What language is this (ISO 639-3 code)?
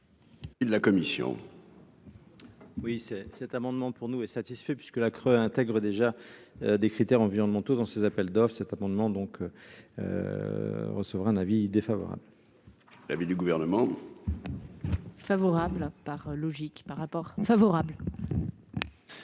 fra